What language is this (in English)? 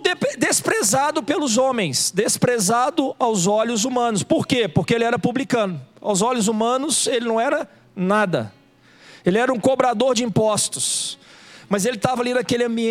Portuguese